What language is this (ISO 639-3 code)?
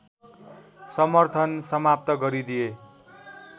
nep